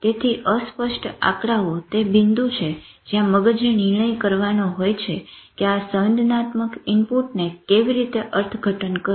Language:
Gujarati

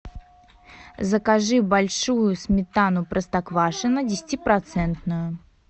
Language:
Russian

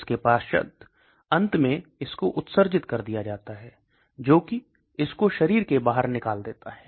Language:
Hindi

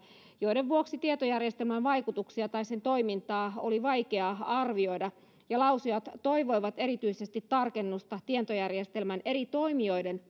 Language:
Finnish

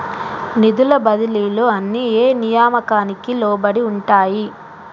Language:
Telugu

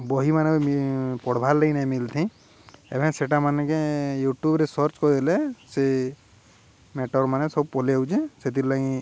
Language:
Odia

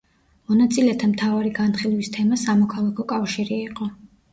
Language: Georgian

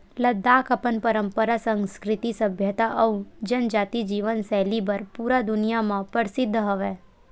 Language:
Chhattisgarhi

